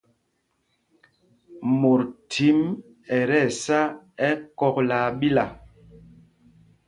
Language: Mpumpong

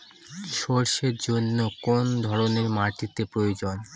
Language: Bangla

